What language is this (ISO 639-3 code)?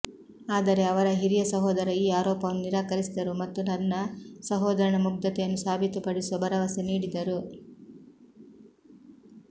kan